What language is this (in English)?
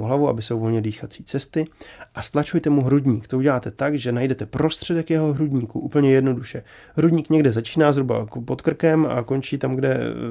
Czech